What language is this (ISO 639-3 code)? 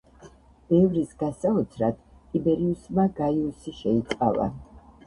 kat